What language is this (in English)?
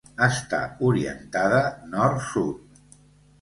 Catalan